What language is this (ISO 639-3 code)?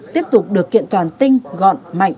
vie